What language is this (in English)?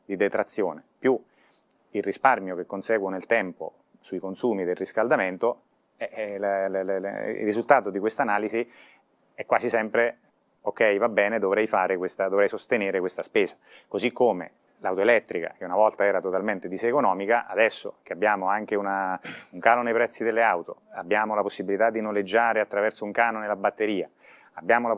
Italian